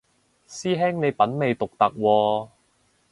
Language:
Cantonese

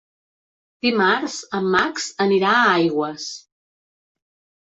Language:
Catalan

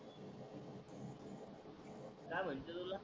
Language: Marathi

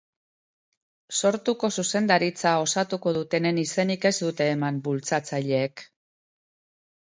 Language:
Basque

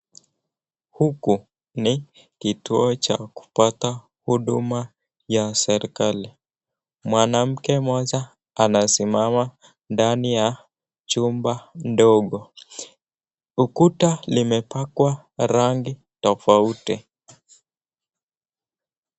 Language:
Swahili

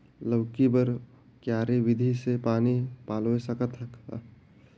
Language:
Chhattisgarhi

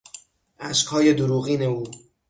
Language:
Persian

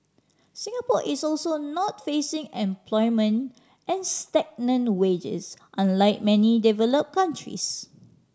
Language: English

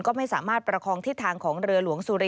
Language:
Thai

